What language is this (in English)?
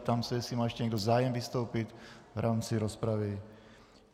Czech